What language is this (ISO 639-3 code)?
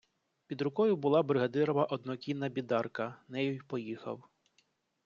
ukr